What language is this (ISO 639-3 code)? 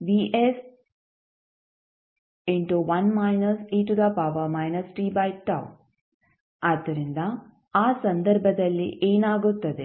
kan